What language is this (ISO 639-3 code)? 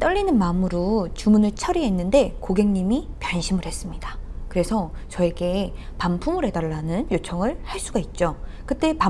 kor